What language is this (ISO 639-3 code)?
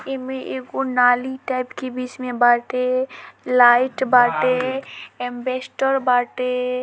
bho